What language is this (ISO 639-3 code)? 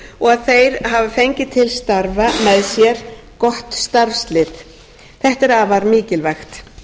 isl